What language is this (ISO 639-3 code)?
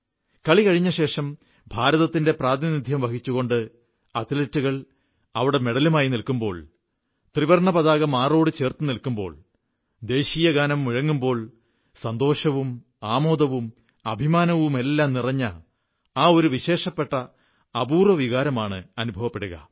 mal